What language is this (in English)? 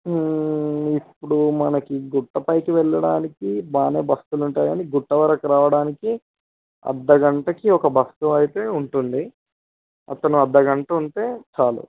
Telugu